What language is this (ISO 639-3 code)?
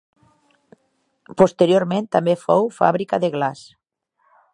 cat